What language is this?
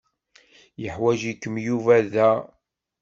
Kabyle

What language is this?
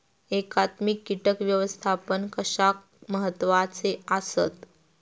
Marathi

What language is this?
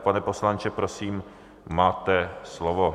Czech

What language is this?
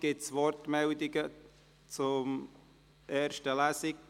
Swiss German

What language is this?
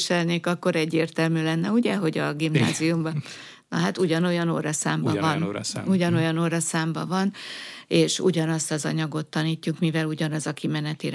Hungarian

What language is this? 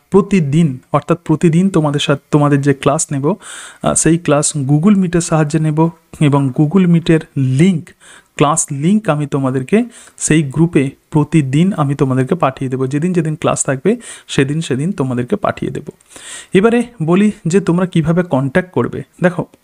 Hindi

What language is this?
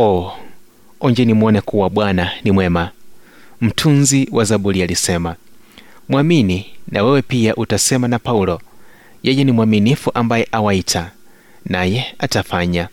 Swahili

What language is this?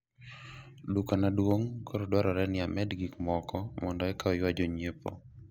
Luo (Kenya and Tanzania)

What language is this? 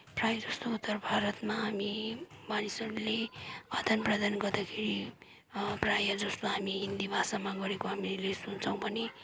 Nepali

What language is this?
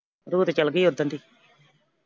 Punjabi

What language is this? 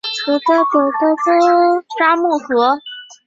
Chinese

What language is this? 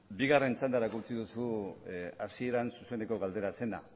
Basque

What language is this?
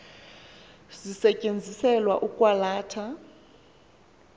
Xhosa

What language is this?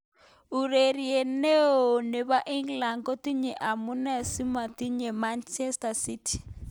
Kalenjin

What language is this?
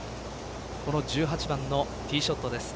Japanese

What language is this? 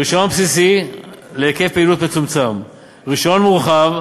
Hebrew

